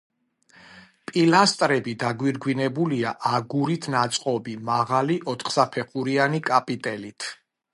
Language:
Georgian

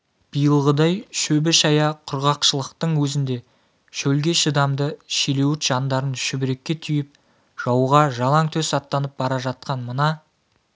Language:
Kazakh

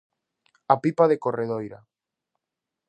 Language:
Galician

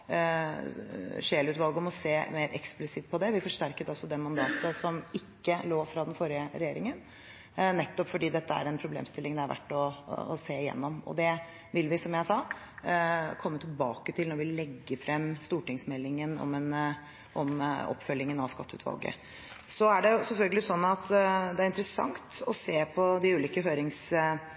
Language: Norwegian Bokmål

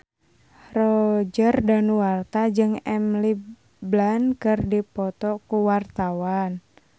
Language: Sundanese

